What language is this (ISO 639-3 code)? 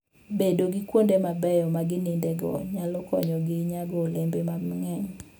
luo